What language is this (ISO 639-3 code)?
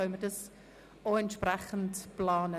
gsw